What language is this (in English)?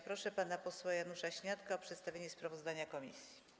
Polish